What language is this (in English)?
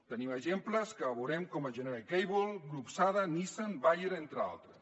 Catalan